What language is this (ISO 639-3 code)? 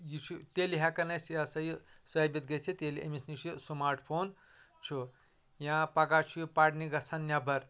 kas